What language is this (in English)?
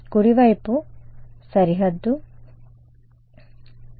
Telugu